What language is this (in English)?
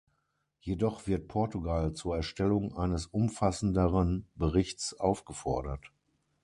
German